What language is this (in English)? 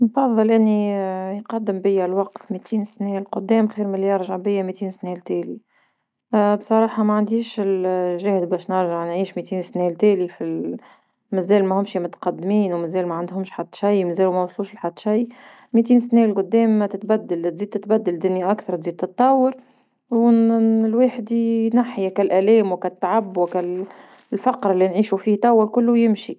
Tunisian Arabic